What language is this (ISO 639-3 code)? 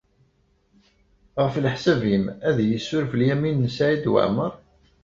kab